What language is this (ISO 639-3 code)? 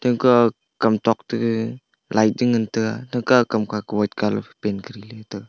nnp